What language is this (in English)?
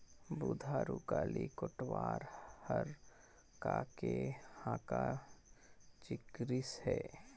Chhattisgarhi